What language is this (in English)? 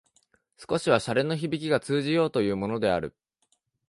Japanese